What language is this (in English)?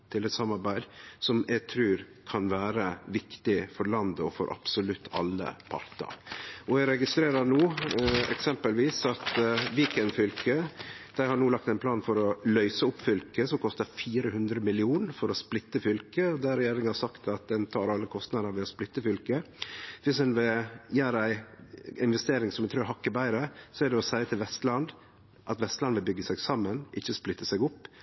Norwegian Nynorsk